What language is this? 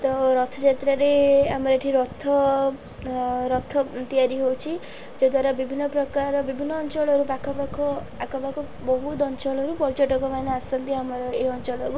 Odia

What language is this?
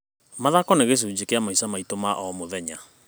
Kikuyu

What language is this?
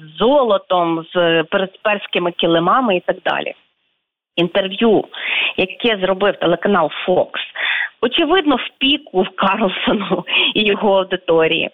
Ukrainian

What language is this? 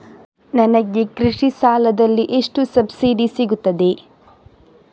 Kannada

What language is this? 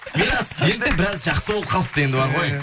Kazakh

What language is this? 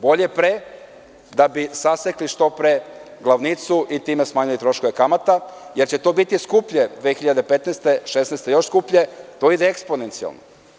Serbian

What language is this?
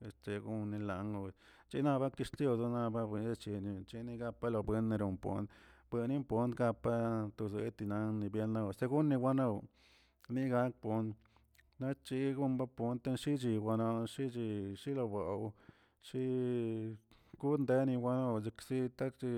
Tilquiapan Zapotec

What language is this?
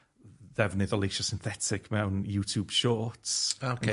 Welsh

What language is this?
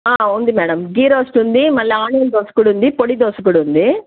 Telugu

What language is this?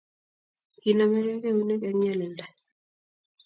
Kalenjin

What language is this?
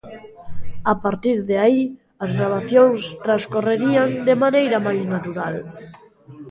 Galician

